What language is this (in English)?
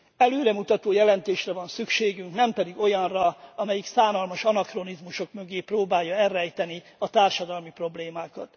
Hungarian